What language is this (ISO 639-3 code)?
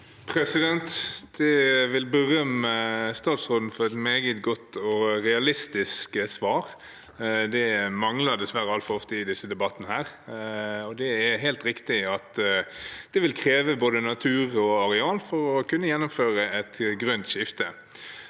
nor